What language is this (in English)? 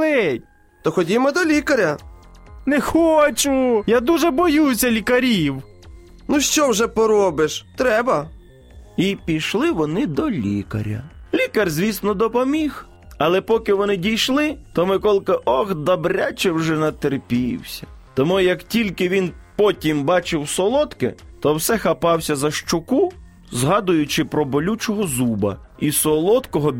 Ukrainian